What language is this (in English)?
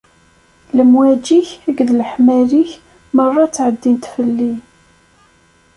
Kabyle